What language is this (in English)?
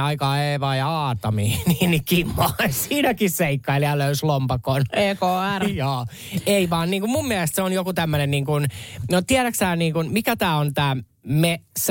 Finnish